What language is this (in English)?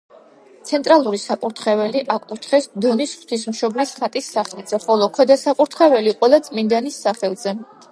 Georgian